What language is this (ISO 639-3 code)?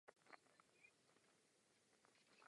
ces